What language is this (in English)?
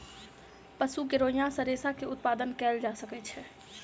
Maithili